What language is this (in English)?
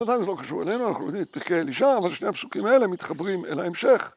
Hebrew